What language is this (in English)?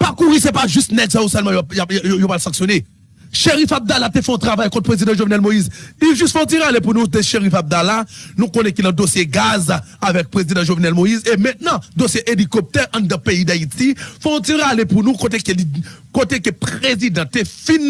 French